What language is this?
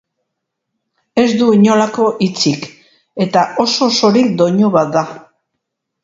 Basque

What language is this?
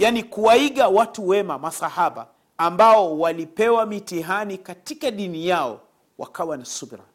Swahili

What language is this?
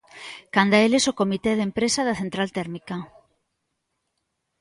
Galician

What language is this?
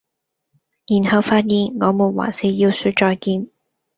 Cantonese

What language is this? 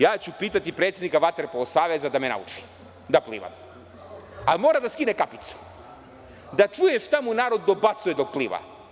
Serbian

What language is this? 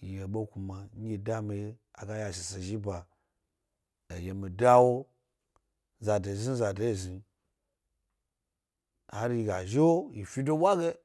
Gbari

